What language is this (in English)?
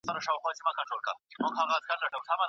Pashto